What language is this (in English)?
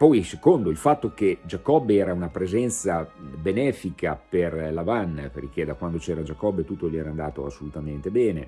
Italian